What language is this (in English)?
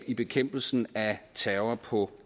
Danish